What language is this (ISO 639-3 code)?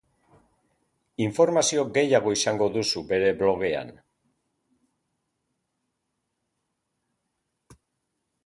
eus